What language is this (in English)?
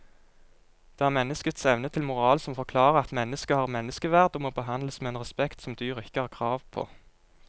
Norwegian